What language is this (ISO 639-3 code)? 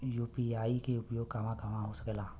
bho